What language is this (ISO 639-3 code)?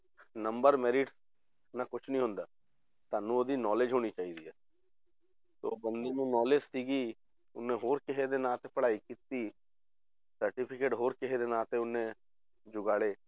pan